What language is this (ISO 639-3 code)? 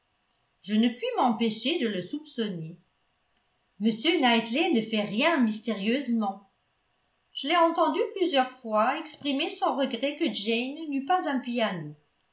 fra